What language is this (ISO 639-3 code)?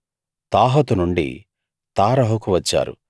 tel